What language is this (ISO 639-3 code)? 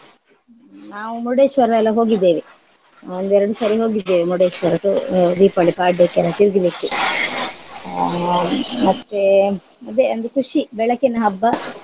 kan